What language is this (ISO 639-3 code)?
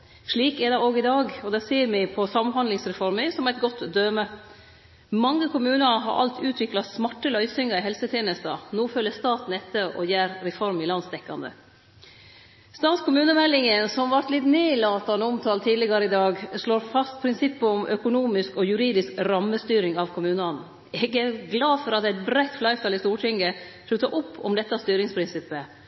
nno